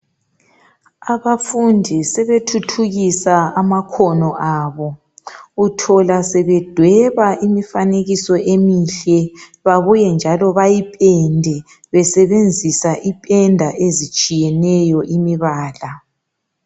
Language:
North Ndebele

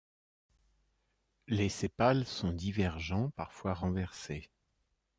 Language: French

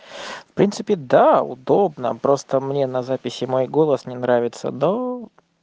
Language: Russian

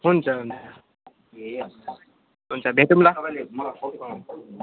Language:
Nepali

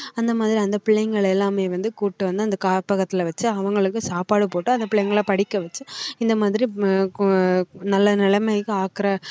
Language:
Tamil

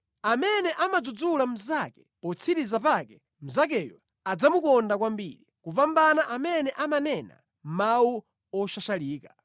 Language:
Nyanja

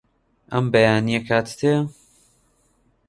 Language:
Central Kurdish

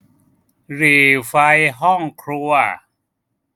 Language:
Thai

